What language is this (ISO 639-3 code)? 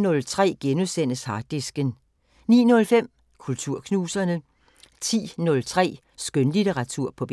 dan